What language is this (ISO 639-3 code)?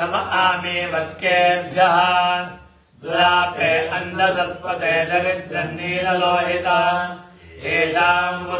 kan